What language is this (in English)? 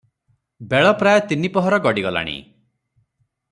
Odia